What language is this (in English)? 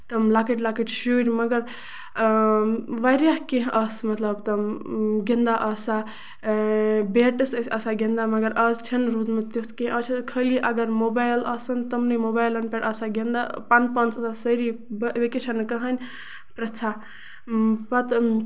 Kashmiri